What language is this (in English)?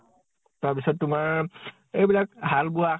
Assamese